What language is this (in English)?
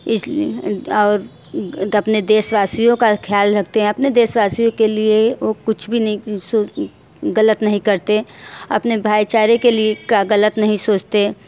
Hindi